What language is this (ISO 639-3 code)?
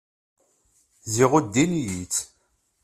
kab